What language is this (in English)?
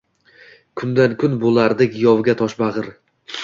Uzbek